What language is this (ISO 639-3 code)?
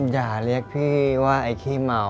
tha